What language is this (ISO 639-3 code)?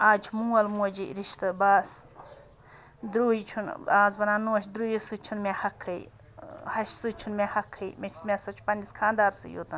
kas